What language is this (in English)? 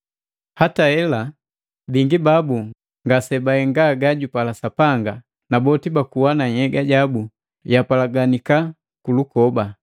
Matengo